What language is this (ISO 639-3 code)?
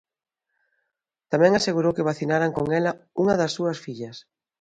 glg